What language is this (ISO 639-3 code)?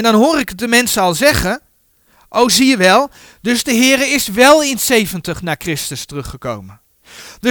nld